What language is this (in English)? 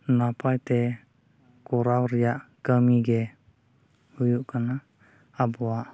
Santali